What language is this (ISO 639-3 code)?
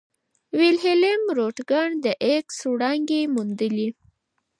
pus